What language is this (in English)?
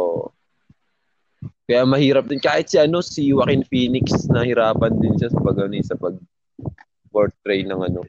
Filipino